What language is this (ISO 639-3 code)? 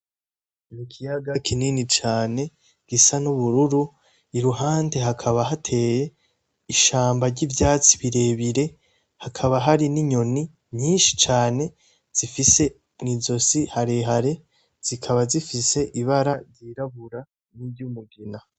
run